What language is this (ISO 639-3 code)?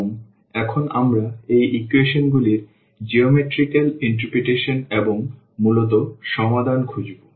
ben